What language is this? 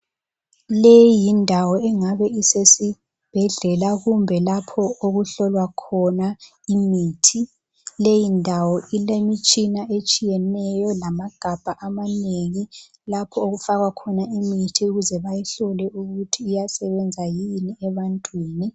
North Ndebele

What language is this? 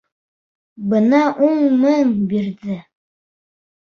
Bashkir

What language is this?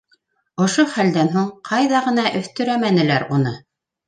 Bashkir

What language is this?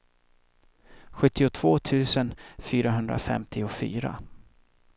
Swedish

